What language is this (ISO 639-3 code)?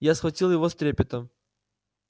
rus